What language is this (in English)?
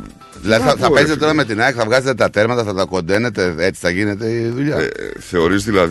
Greek